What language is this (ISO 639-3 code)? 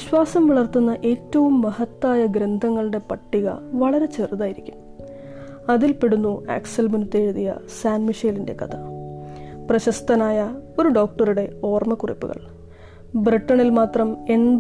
mal